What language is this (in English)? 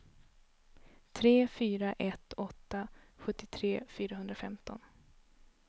Swedish